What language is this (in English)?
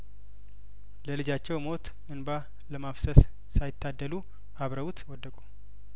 Amharic